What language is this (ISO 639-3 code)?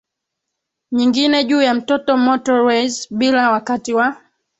swa